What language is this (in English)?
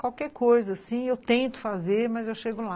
Portuguese